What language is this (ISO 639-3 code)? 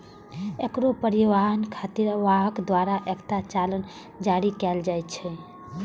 mai